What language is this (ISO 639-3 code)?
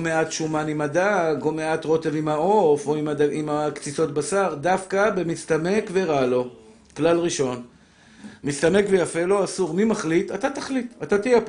heb